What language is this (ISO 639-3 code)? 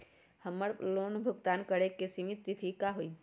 mag